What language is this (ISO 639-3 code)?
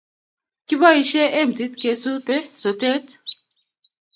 kln